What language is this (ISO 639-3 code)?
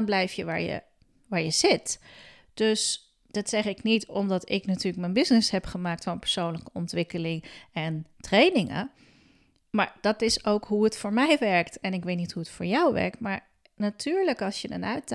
nld